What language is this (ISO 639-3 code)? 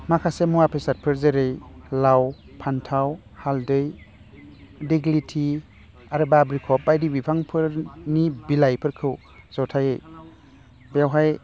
brx